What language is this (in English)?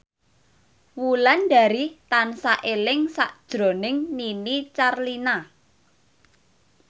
Javanese